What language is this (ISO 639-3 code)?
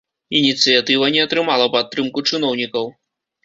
bel